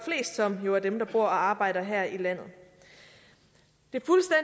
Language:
Danish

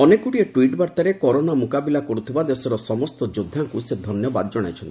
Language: Odia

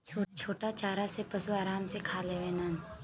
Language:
Bhojpuri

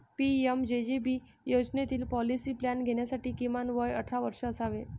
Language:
Marathi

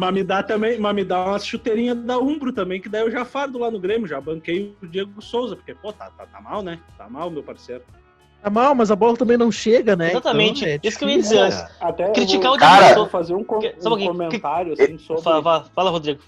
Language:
Portuguese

